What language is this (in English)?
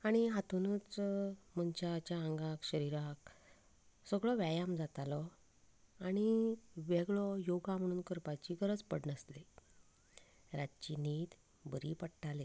Konkani